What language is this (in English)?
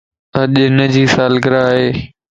Lasi